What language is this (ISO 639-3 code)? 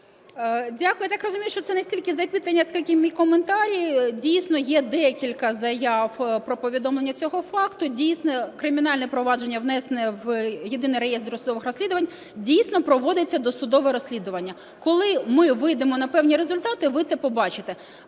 ukr